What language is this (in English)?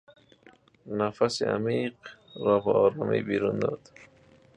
Persian